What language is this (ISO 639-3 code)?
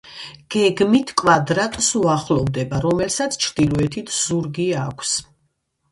kat